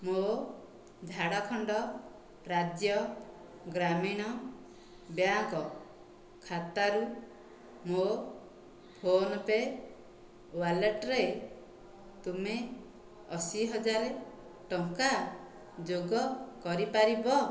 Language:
Odia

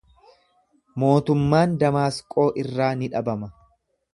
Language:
Oromo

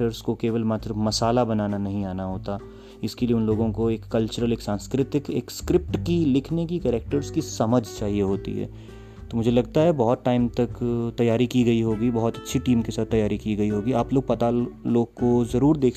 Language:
Hindi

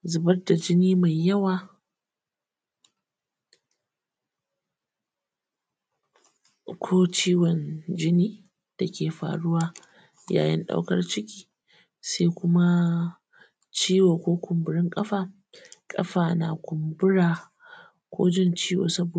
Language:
Hausa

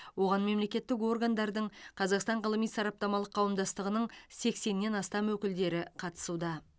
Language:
Kazakh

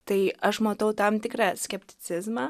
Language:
Lithuanian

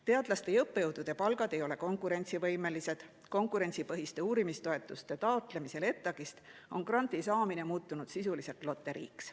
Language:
Estonian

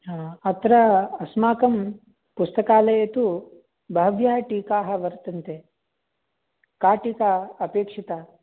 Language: Sanskrit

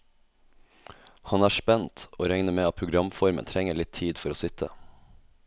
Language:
Norwegian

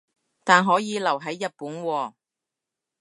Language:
Cantonese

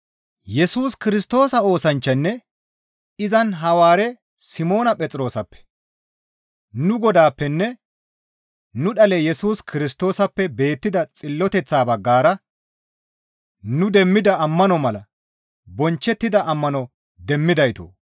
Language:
Gamo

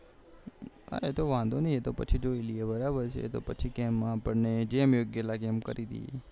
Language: Gujarati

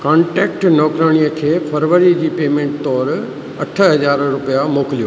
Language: Sindhi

